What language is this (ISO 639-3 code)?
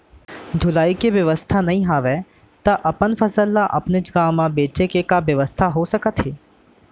hne